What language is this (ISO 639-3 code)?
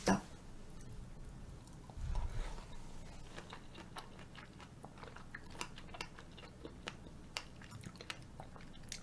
kor